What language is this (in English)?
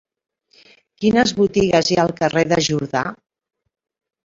Catalan